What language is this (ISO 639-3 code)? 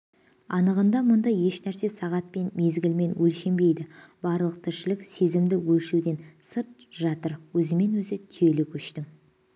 kaz